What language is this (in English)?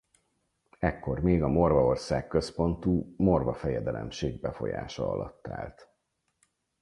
Hungarian